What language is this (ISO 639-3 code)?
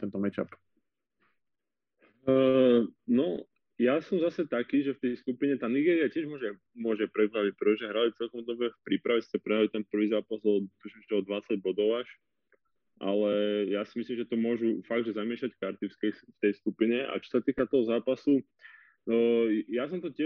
slk